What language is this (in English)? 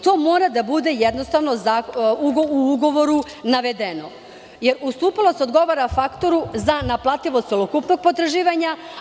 Serbian